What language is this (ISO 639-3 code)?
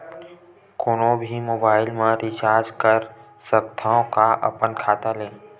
hne